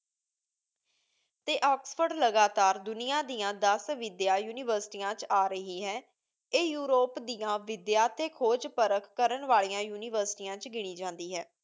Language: Punjabi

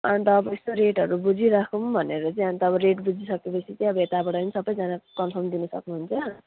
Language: Nepali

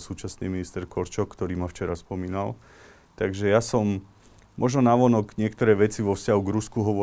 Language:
Slovak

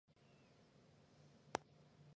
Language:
Chinese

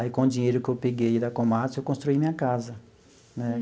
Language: Portuguese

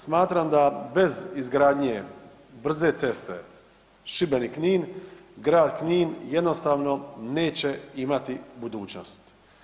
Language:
Croatian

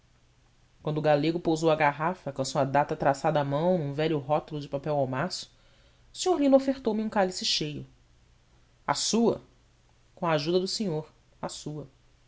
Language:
Portuguese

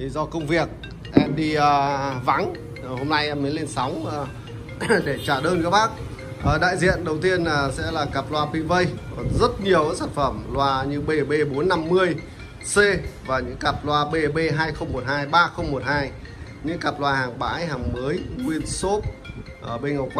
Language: Vietnamese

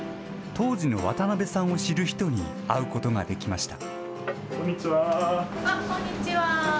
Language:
Japanese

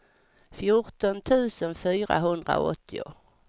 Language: Swedish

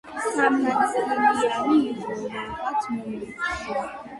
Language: Georgian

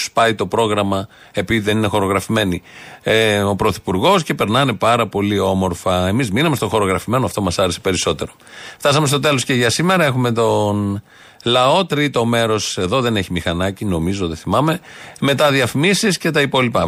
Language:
Greek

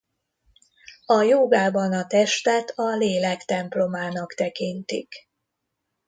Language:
Hungarian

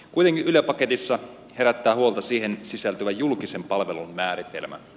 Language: Finnish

